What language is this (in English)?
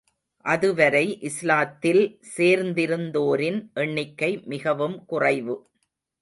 Tamil